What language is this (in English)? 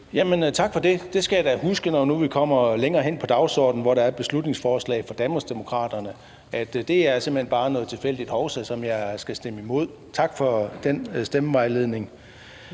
Danish